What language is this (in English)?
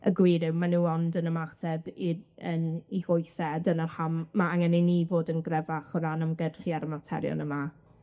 Welsh